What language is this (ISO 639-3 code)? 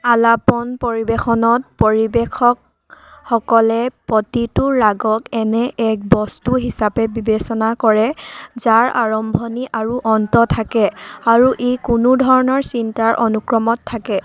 asm